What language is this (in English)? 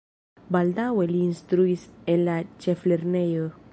Esperanto